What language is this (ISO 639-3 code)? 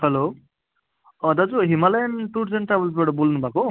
nep